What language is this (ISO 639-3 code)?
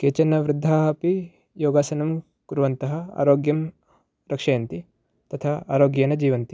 san